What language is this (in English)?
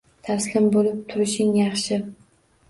Uzbek